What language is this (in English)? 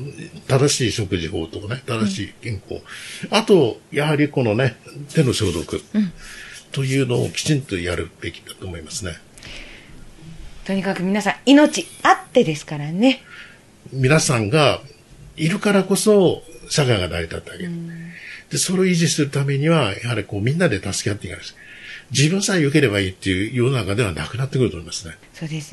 Japanese